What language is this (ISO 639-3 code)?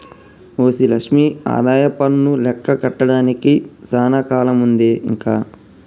tel